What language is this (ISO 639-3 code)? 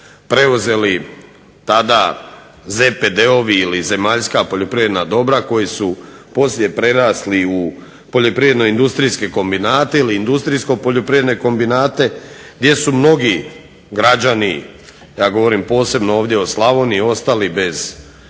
hrv